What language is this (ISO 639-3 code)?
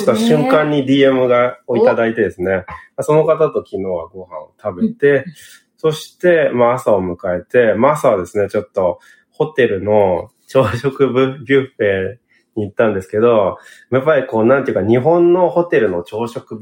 jpn